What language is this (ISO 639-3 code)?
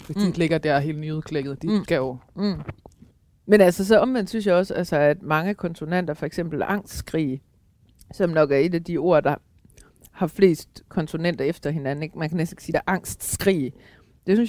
dan